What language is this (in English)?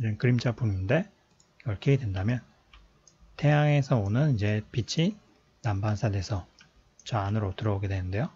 Korean